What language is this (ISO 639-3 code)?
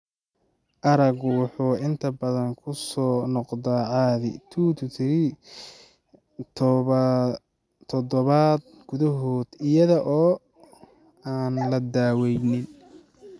som